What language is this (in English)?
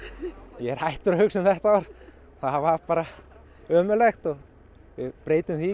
Icelandic